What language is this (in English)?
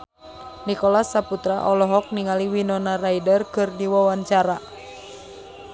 Sundanese